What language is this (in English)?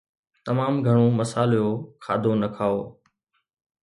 Sindhi